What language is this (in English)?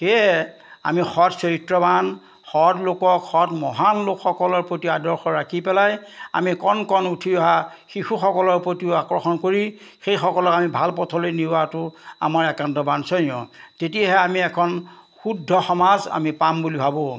Assamese